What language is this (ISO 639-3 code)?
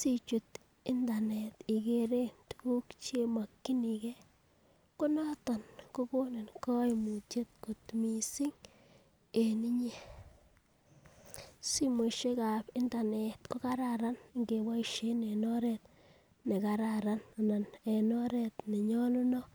kln